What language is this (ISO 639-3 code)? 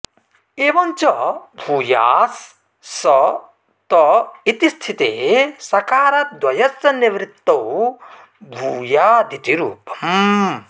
san